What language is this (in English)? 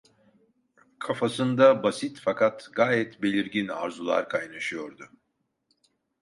Turkish